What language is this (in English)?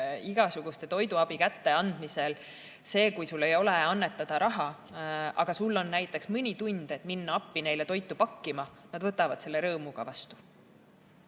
Estonian